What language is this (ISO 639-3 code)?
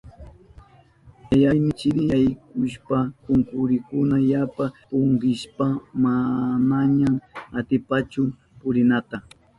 qup